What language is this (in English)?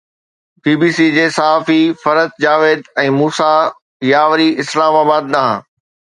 Sindhi